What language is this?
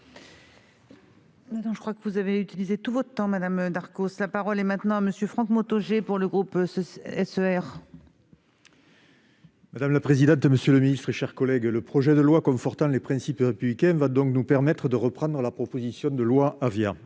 French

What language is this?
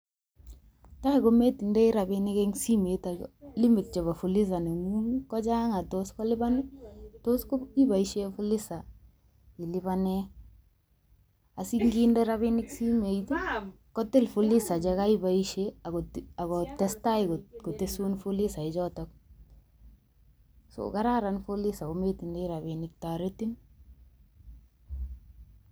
Kalenjin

